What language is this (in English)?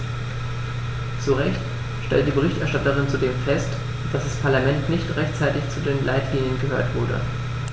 German